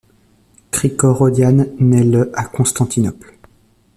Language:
French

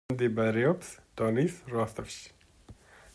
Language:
Georgian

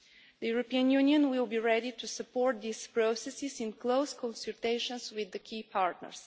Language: English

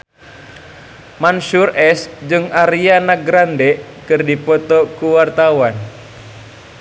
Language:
Sundanese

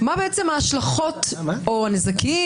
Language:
Hebrew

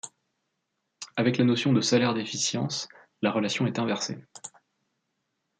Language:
French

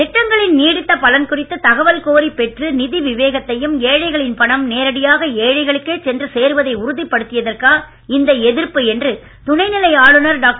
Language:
Tamil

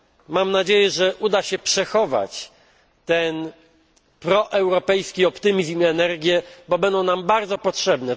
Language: Polish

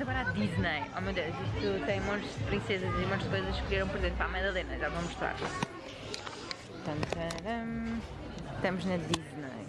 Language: Portuguese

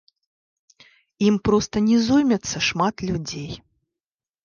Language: Belarusian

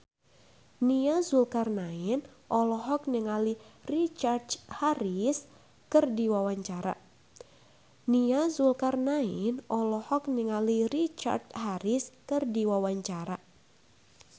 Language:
Sundanese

